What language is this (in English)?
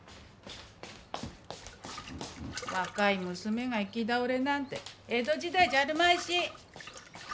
Japanese